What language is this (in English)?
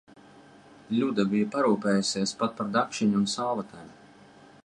Latvian